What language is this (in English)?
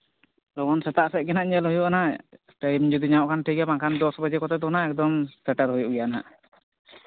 Santali